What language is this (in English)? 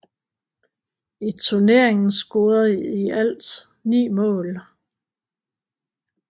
Danish